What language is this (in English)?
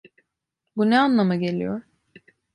Turkish